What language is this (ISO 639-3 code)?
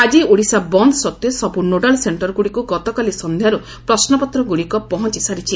ori